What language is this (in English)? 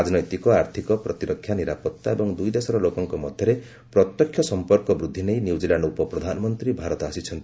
Odia